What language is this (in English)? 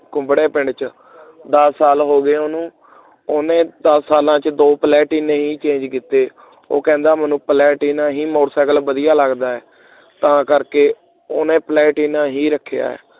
Punjabi